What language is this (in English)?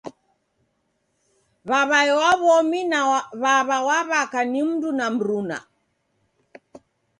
Taita